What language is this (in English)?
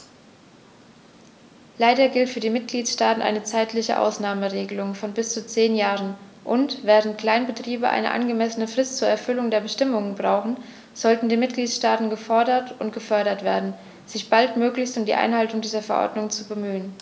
German